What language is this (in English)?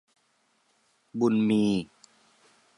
Thai